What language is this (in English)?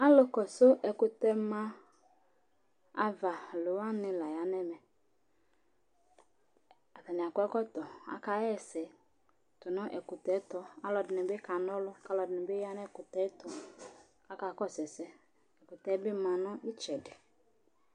Ikposo